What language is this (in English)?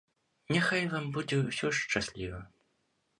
Belarusian